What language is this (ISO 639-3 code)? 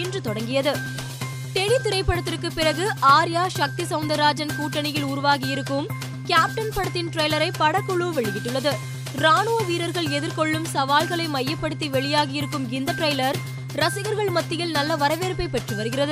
tam